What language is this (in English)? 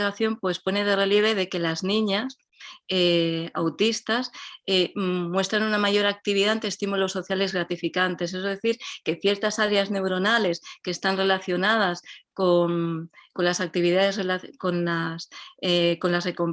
Spanish